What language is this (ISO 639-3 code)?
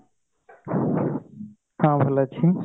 ori